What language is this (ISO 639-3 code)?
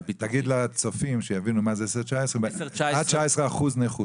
heb